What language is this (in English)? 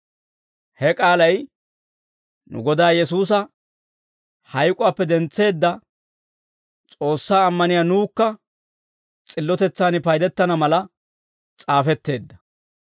Dawro